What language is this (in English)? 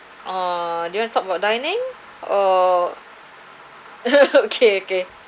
English